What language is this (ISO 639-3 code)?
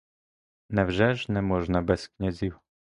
ukr